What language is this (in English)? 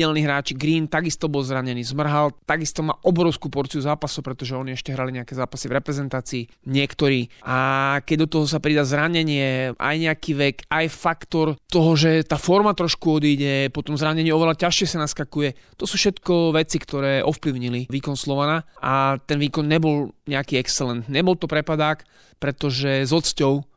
Slovak